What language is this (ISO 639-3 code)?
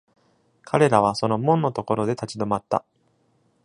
jpn